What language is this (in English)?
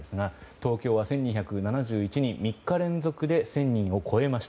Japanese